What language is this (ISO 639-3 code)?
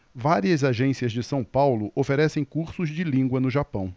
por